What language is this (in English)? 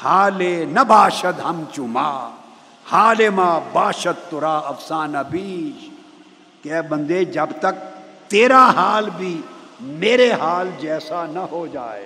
Urdu